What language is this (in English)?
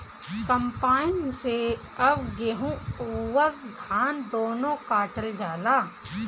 Bhojpuri